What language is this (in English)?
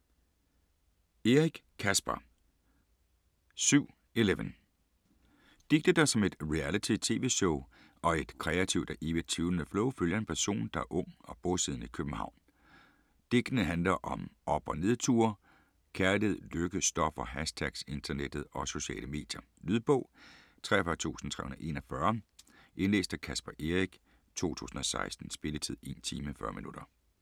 Danish